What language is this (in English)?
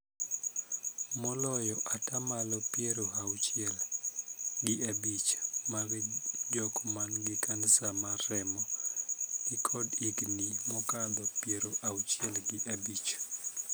Luo (Kenya and Tanzania)